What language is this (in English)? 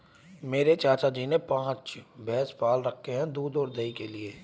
Hindi